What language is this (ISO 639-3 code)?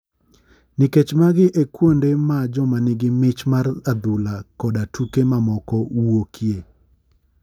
luo